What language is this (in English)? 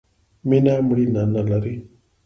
Pashto